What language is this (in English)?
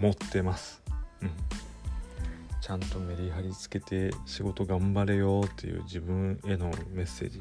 Japanese